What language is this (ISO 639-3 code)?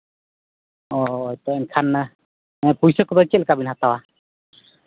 sat